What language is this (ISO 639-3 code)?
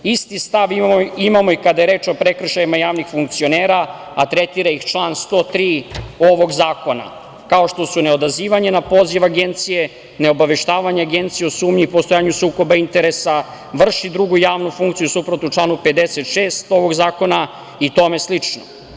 srp